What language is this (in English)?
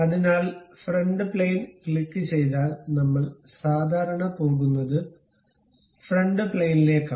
Malayalam